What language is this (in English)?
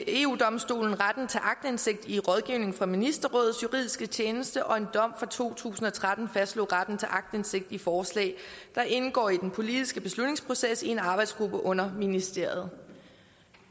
Danish